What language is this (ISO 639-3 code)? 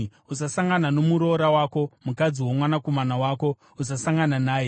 sna